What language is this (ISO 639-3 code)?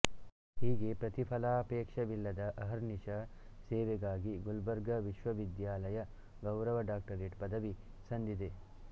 kan